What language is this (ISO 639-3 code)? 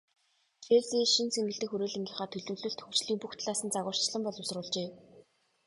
mon